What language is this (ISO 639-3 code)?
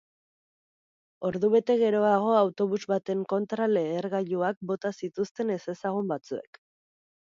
eus